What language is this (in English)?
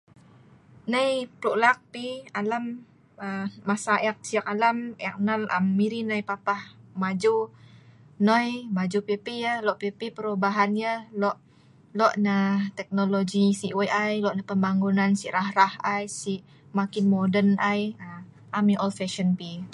Sa'ban